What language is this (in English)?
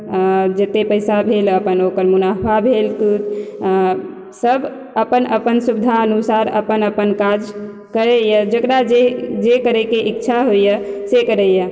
Maithili